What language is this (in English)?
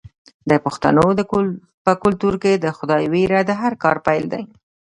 Pashto